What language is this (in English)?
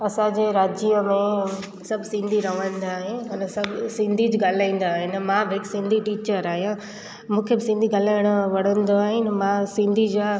Sindhi